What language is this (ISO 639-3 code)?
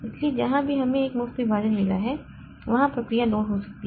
hin